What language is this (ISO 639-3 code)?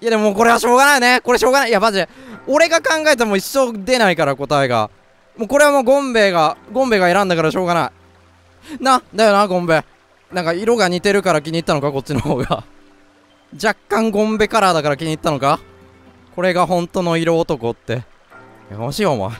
jpn